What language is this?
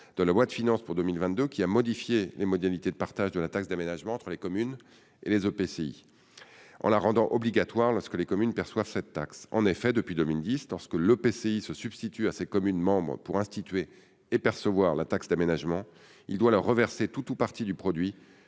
French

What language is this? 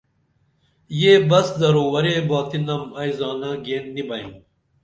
Dameli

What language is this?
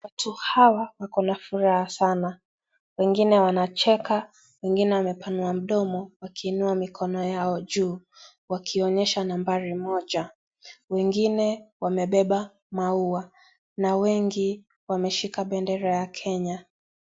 Swahili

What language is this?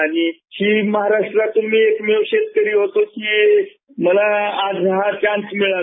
Marathi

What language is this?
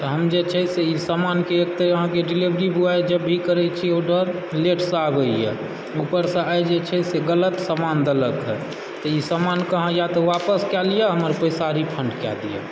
Maithili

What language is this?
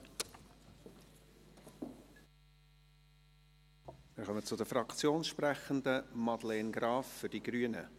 Swiss German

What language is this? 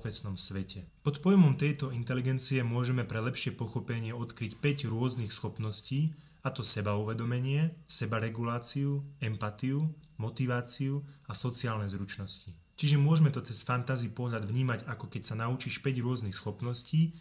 Slovak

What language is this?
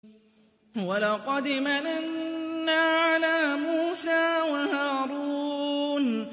Arabic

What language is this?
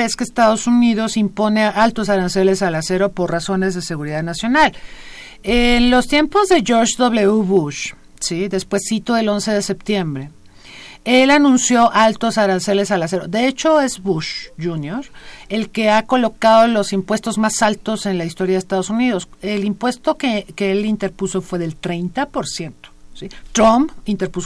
Spanish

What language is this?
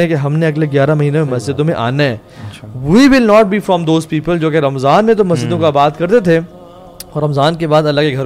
Urdu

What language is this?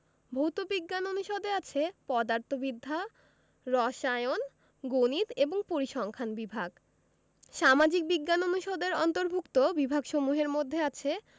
Bangla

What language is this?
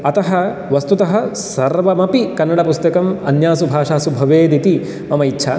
Sanskrit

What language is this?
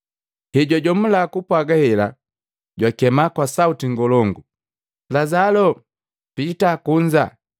Matengo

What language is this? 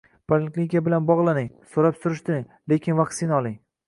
Uzbek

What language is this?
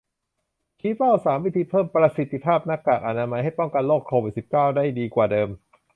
Thai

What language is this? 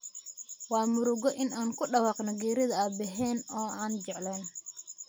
Somali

